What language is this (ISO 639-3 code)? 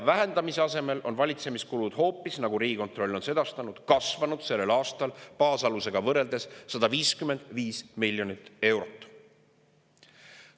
est